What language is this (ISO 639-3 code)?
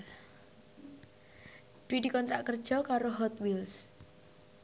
jav